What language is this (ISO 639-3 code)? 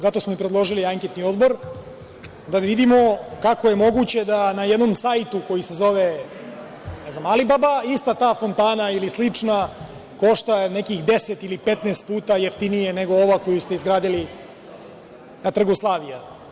srp